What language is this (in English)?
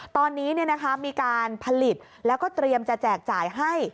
Thai